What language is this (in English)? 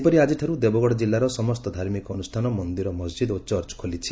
Odia